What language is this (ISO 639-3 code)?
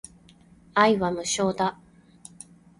jpn